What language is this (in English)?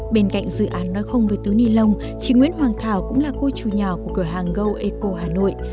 Vietnamese